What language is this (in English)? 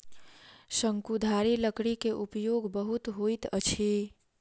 Maithili